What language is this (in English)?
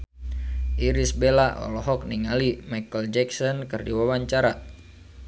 Sundanese